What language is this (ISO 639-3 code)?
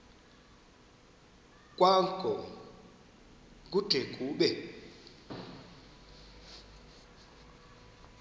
xho